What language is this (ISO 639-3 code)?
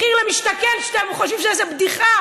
heb